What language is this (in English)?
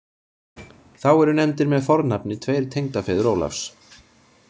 Icelandic